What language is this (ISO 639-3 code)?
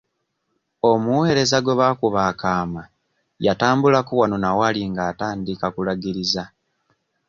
lug